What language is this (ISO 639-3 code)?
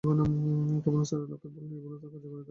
ben